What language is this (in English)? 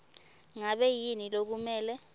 Swati